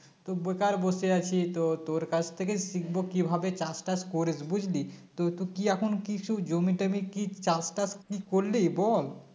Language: Bangla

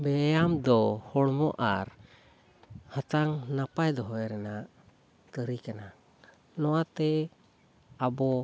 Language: Santali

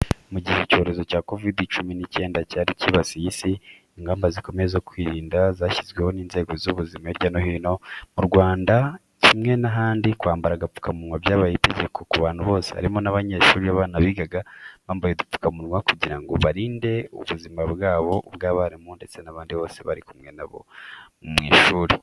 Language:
Kinyarwanda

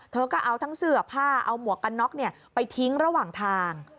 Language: Thai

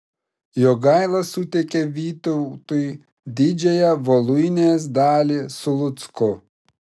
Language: Lithuanian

